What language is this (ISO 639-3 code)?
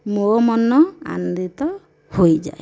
ori